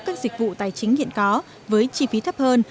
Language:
Vietnamese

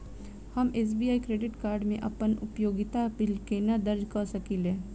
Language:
Maithili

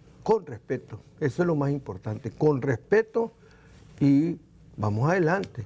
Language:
Spanish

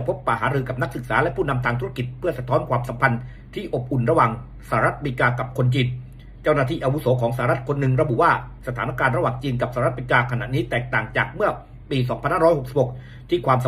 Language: Thai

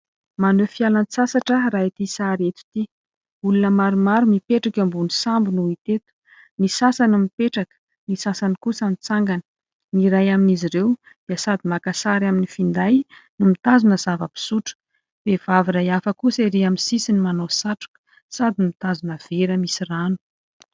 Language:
Malagasy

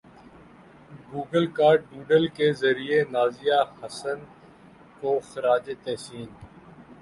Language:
Urdu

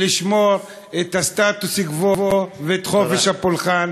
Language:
Hebrew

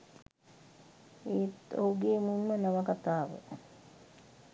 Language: Sinhala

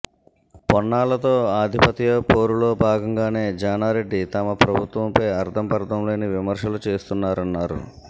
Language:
Telugu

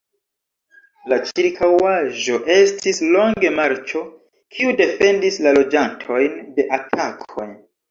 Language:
Esperanto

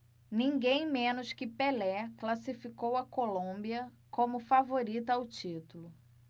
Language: Portuguese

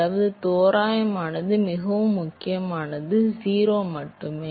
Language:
Tamil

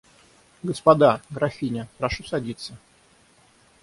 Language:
Russian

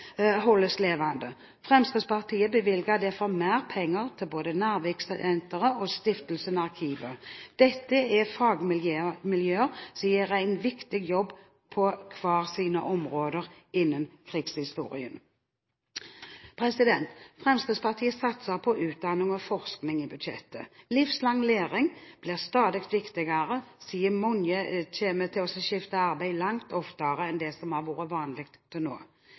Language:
Norwegian Bokmål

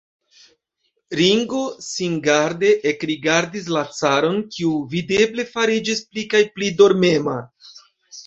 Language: Esperanto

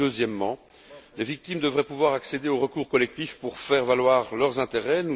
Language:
French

